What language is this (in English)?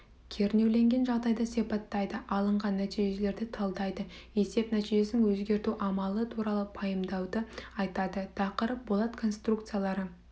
Kazakh